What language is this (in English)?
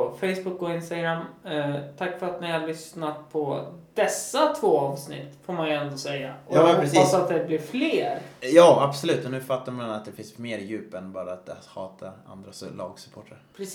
Swedish